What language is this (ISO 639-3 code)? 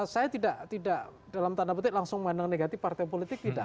ind